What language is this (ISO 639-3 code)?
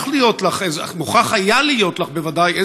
heb